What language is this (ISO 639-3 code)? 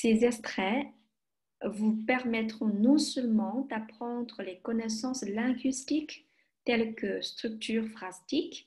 fra